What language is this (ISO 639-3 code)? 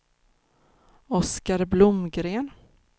swe